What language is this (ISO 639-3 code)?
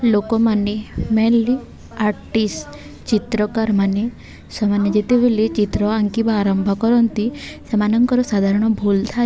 ori